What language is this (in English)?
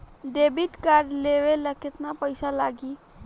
Bhojpuri